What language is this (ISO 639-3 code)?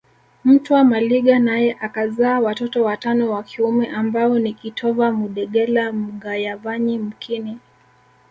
swa